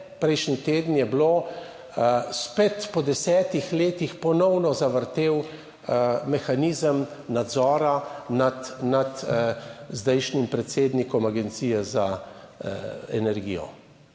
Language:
Slovenian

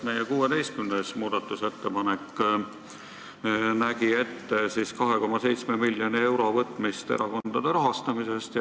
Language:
Estonian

